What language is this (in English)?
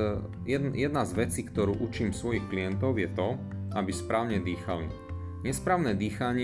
Slovak